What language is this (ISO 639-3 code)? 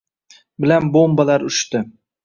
uzb